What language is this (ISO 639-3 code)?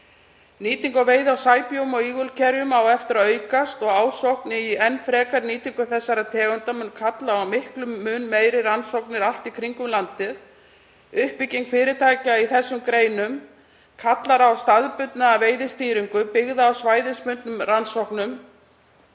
isl